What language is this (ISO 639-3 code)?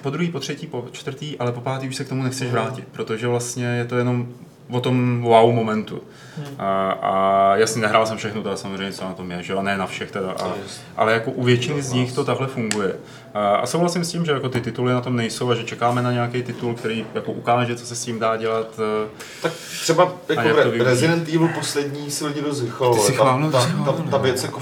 ces